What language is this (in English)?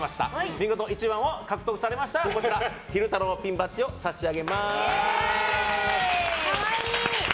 Japanese